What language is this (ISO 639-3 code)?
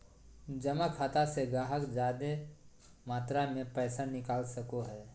mag